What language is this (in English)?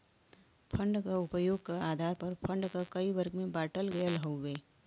Bhojpuri